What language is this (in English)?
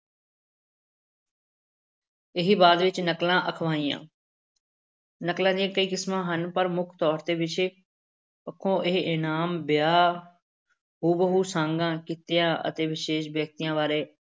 Punjabi